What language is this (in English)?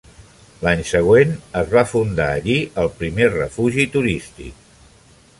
Catalan